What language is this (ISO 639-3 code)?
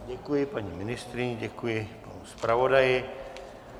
ces